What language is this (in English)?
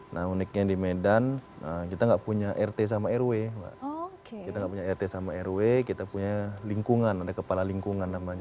Indonesian